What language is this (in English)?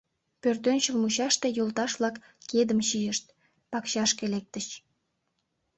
Mari